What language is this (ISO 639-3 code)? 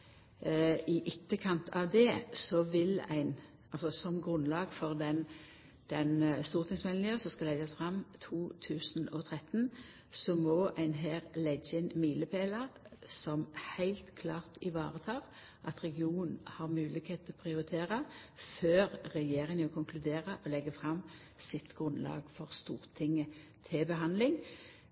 nno